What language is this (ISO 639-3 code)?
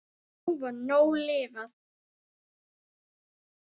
isl